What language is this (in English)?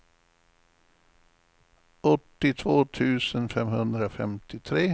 Swedish